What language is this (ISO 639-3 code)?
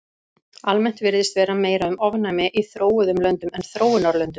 isl